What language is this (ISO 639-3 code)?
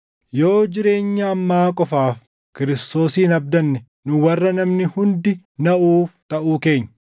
orm